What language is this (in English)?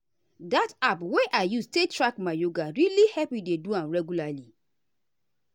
Nigerian Pidgin